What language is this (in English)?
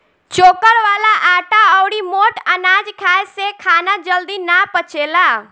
Bhojpuri